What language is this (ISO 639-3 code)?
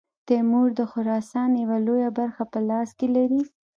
pus